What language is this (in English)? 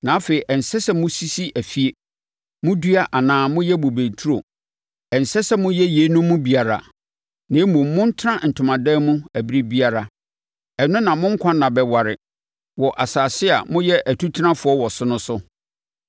Akan